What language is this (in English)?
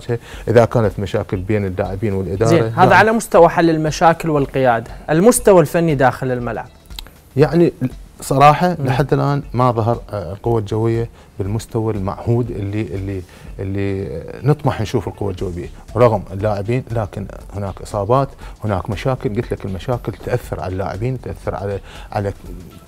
Arabic